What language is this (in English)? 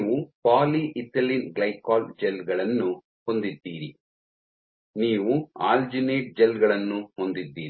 Kannada